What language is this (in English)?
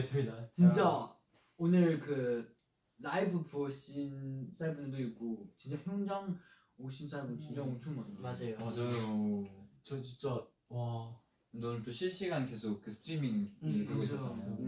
Korean